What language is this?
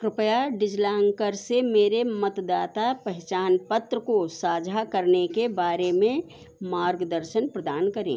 Hindi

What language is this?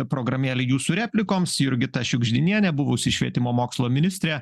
Lithuanian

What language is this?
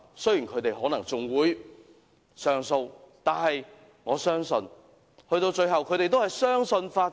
Cantonese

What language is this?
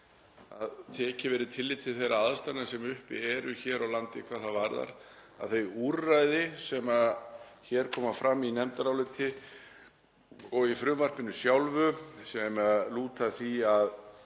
Icelandic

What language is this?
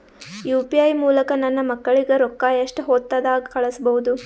Kannada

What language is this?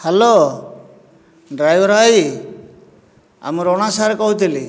Odia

